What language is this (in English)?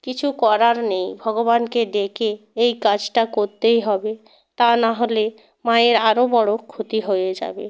Bangla